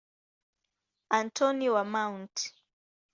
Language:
Swahili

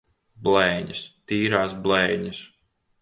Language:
Latvian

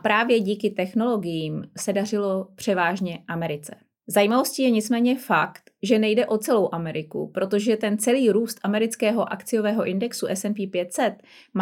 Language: Czech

